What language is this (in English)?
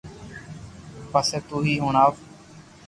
Loarki